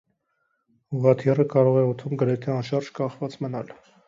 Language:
Armenian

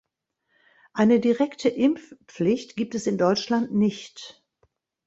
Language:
German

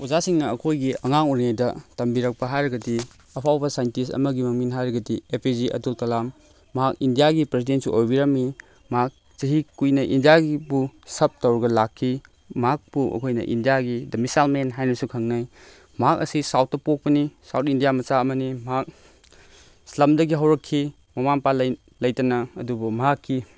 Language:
Manipuri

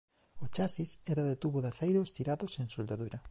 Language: Galician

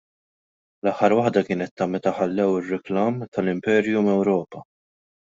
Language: Maltese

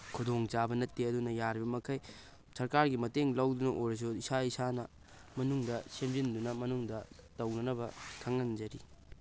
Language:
Manipuri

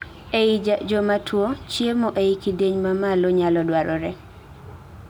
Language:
Luo (Kenya and Tanzania)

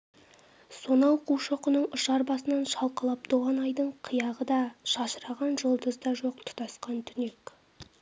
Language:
Kazakh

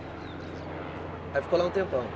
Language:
Portuguese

